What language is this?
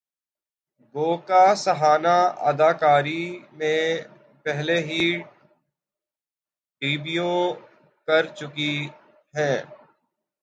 Urdu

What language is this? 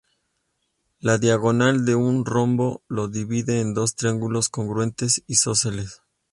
Spanish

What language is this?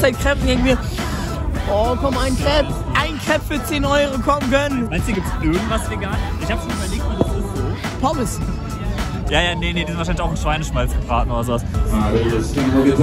German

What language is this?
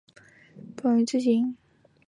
Chinese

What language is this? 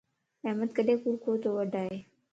Lasi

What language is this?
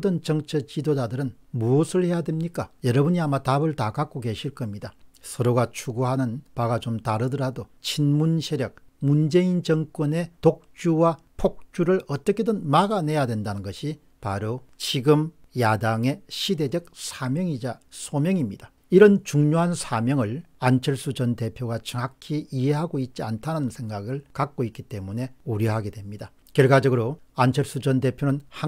Korean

